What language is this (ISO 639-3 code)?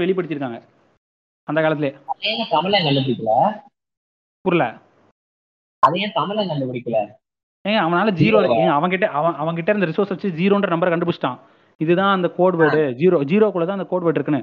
tam